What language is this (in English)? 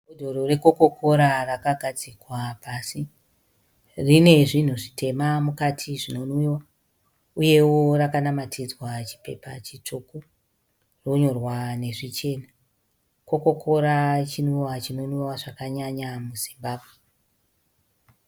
Shona